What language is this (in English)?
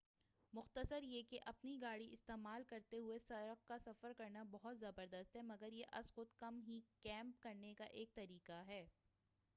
Urdu